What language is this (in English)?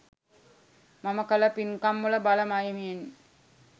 Sinhala